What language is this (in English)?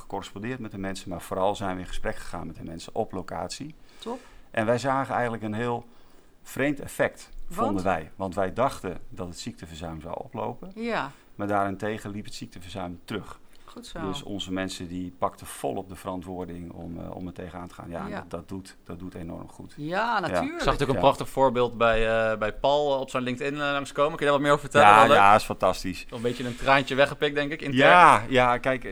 Dutch